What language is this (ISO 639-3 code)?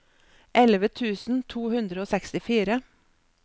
nor